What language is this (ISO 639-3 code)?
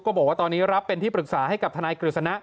tha